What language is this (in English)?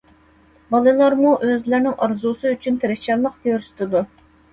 Uyghur